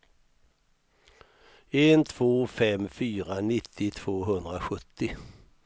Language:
Swedish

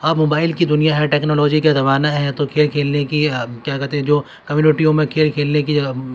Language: Urdu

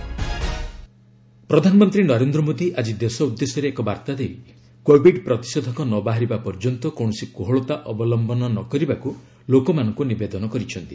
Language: Odia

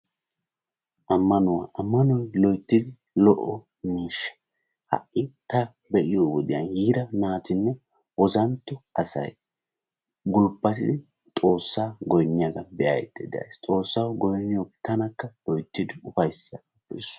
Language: Wolaytta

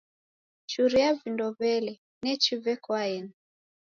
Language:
Taita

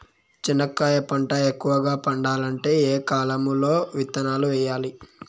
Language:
Telugu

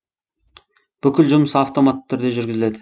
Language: Kazakh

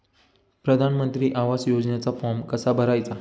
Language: Marathi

